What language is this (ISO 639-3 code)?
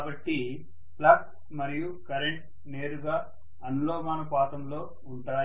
tel